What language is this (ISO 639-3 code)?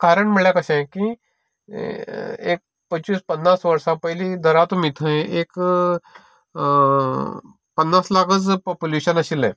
kok